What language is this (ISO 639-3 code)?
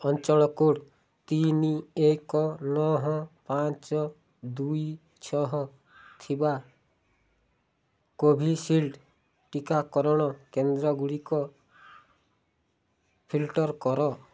ori